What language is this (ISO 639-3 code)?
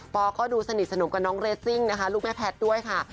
tha